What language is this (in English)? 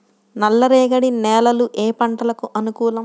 Telugu